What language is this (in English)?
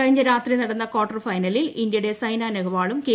Malayalam